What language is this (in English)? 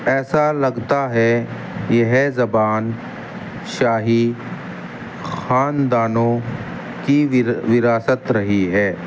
Urdu